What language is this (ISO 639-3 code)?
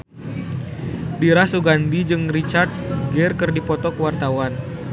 sun